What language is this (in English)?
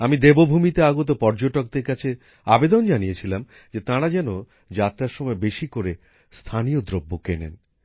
Bangla